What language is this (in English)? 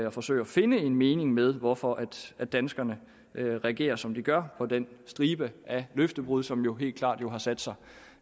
Danish